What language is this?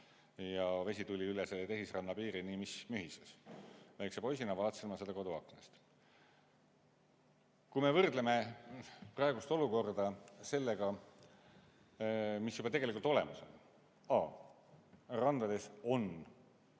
Estonian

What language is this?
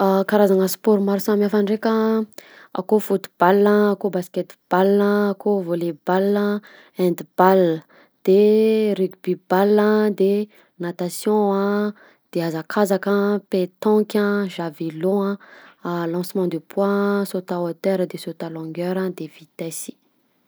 Southern Betsimisaraka Malagasy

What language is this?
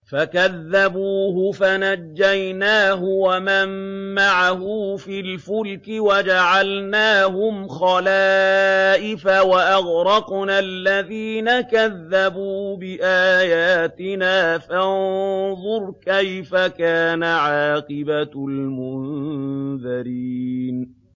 Arabic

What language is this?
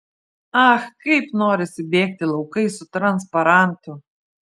Lithuanian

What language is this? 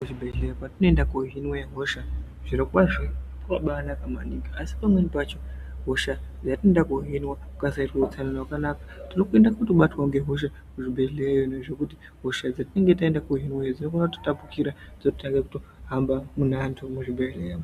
Ndau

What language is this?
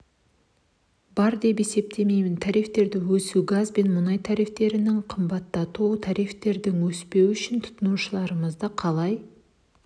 Kazakh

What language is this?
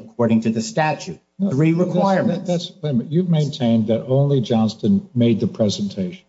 English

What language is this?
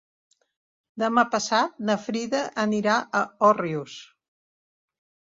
Catalan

